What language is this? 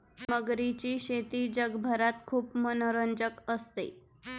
Marathi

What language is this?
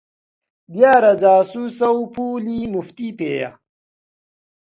Central Kurdish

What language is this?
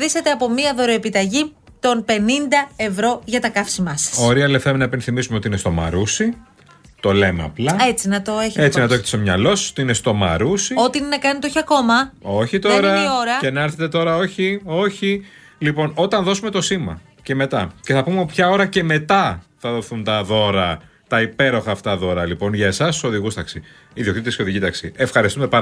Greek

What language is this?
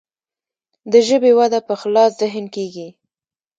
Pashto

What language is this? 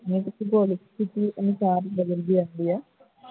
Punjabi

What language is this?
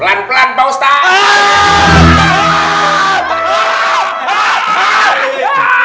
Indonesian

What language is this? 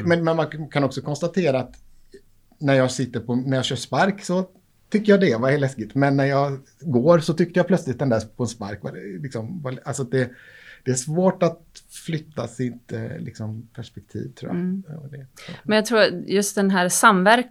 Swedish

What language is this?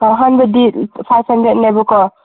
Manipuri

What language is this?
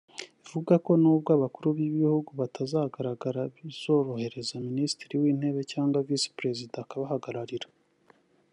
Kinyarwanda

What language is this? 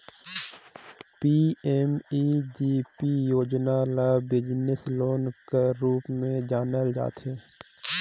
Chhattisgarhi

